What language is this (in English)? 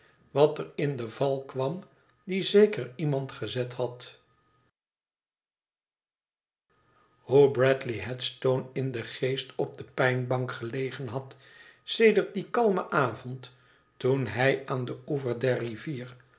Dutch